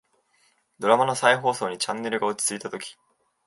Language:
Japanese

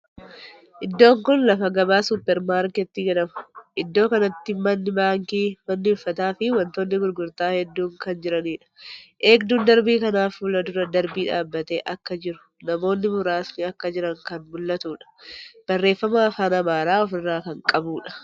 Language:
Oromo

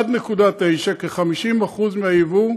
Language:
Hebrew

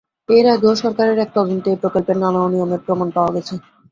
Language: Bangla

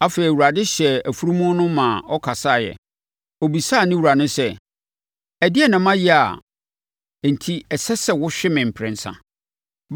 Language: Akan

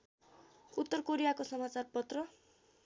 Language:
Nepali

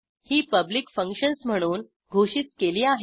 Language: Marathi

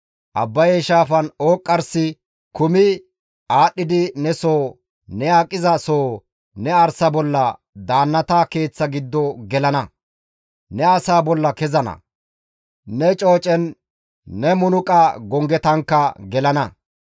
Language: Gamo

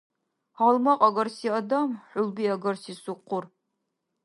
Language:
Dargwa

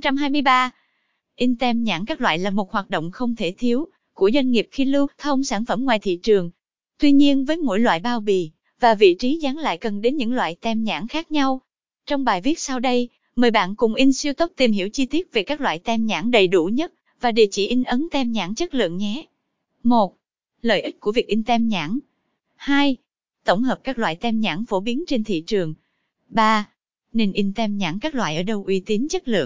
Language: Vietnamese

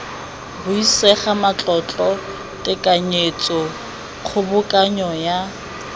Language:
Tswana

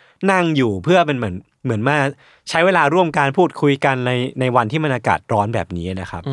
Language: Thai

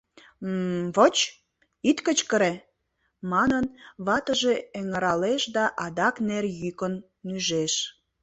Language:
Mari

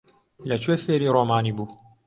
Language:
Central Kurdish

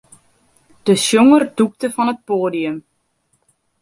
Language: Western Frisian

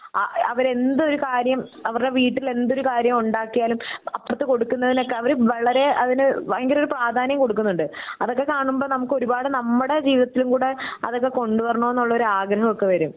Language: Malayalam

